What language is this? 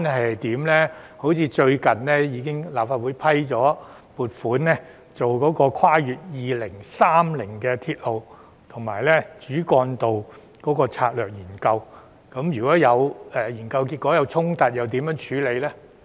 Cantonese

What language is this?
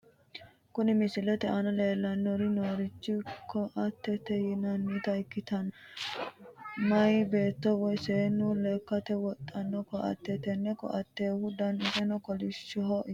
Sidamo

